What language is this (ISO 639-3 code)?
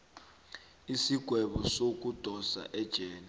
nbl